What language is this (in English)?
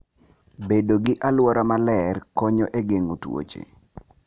Luo (Kenya and Tanzania)